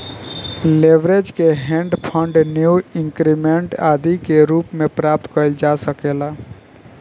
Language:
Bhojpuri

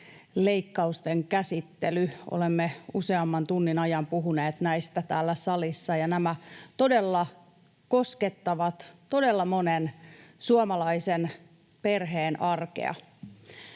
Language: Finnish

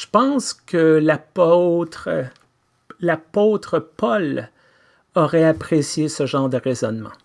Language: French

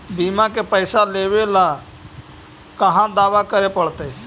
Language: Magahi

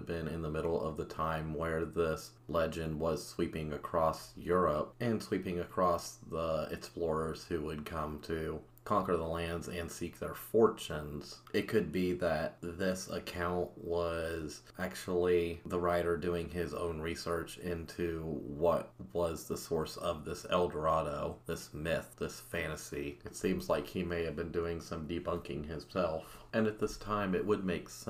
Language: English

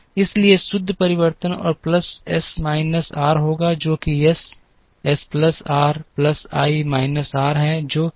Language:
Hindi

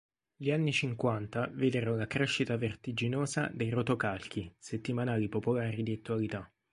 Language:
Italian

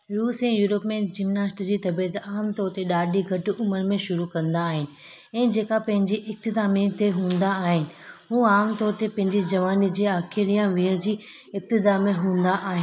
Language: Sindhi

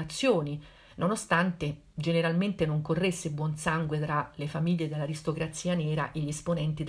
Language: Italian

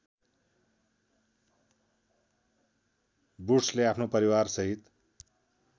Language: Nepali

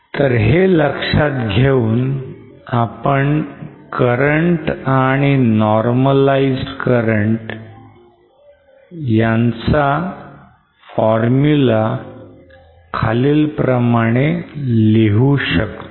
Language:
Marathi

